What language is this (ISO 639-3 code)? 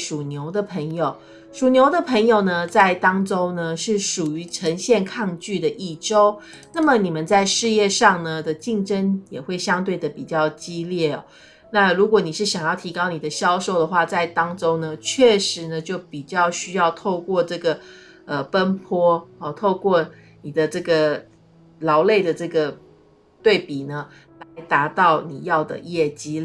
zho